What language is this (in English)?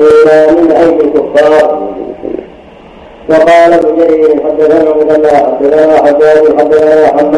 Arabic